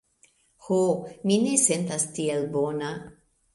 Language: Esperanto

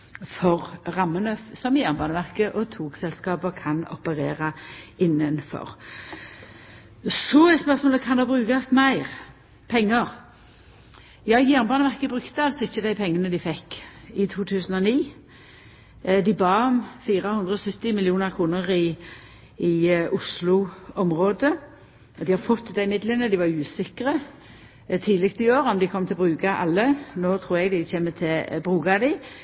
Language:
Norwegian Nynorsk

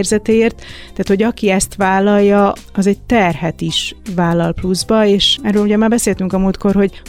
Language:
Hungarian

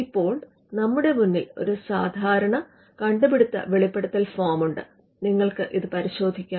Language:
Malayalam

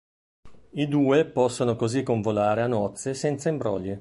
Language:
Italian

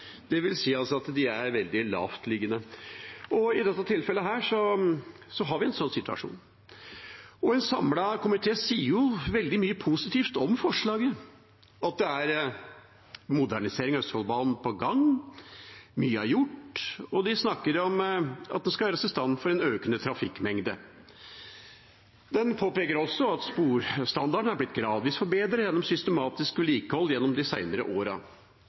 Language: Norwegian Bokmål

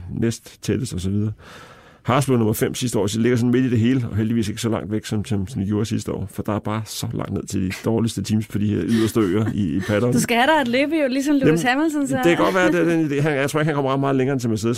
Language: Danish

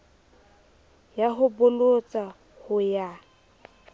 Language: Southern Sotho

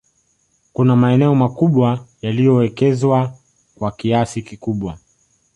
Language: Swahili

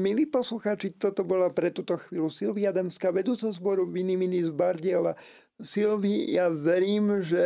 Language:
Slovak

